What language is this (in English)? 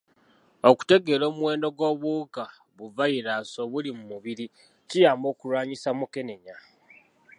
Ganda